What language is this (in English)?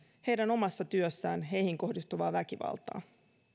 Finnish